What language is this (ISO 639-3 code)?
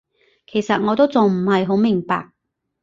yue